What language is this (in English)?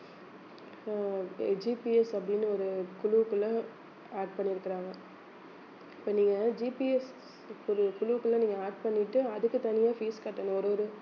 Tamil